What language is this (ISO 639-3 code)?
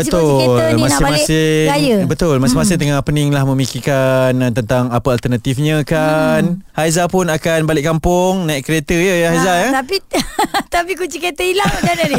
msa